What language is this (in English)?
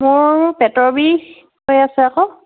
Assamese